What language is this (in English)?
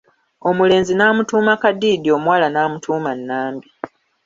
Ganda